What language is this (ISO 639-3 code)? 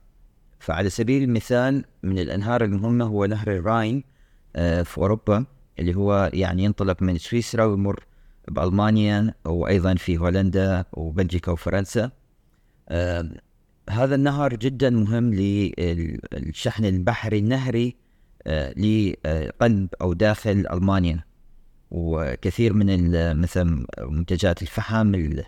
ara